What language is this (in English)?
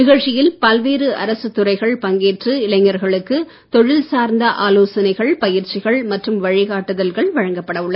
Tamil